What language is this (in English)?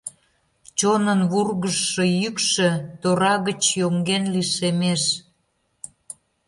Mari